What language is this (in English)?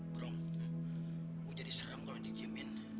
Indonesian